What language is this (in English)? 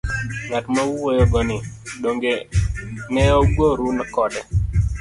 Luo (Kenya and Tanzania)